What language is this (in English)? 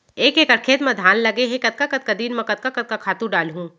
Chhattisgarhi